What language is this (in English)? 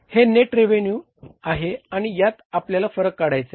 Marathi